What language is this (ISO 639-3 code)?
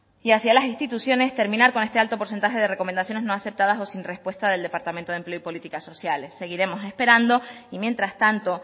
spa